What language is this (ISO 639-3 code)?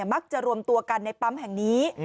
tha